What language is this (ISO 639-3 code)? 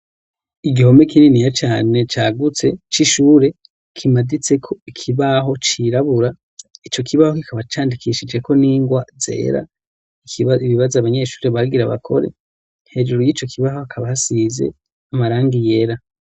run